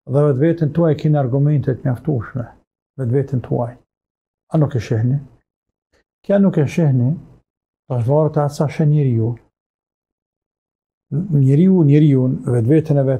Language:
Arabic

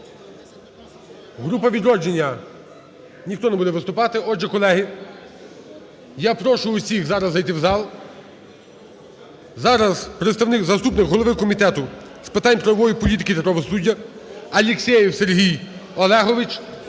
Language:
Ukrainian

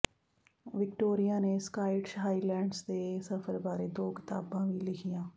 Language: Punjabi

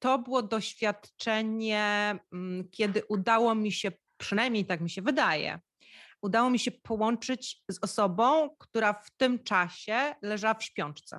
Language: Polish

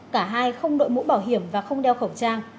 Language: Vietnamese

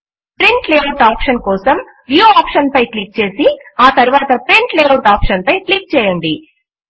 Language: Telugu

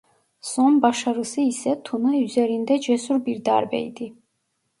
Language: Turkish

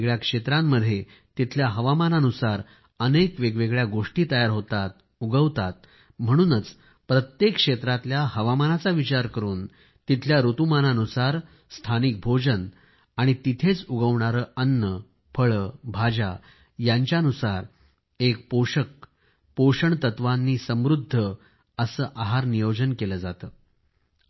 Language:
Marathi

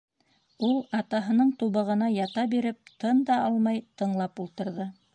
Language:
Bashkir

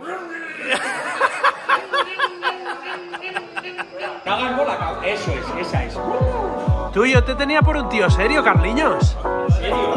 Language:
Spanish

